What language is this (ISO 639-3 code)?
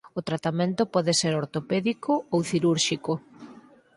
glg